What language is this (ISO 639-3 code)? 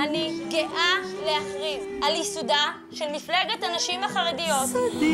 heb